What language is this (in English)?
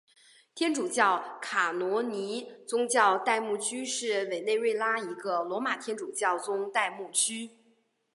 Chinese